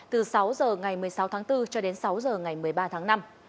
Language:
Vietnamese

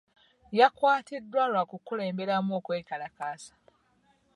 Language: Ganda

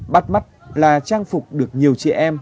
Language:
Vietnamese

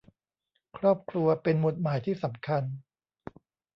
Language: Thai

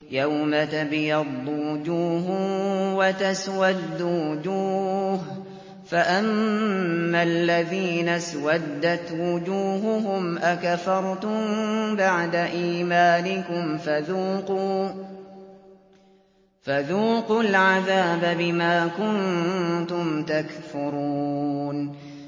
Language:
Arabic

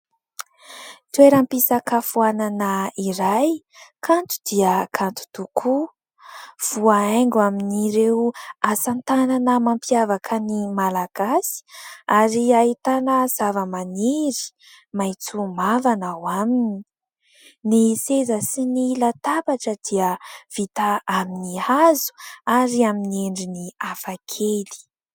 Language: Malagasy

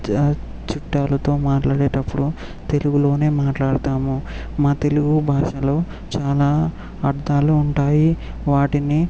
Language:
Telugu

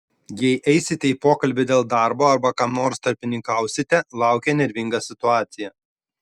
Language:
Lithuanian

